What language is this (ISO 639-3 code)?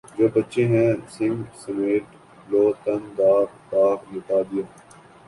urd